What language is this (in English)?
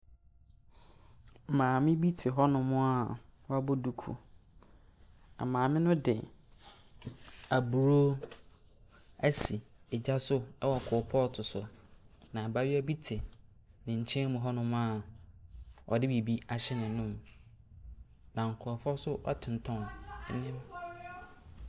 Akan